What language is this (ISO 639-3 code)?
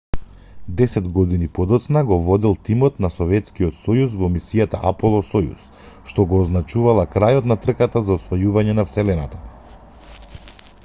mkd